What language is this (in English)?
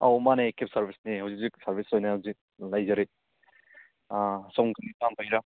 Manipuri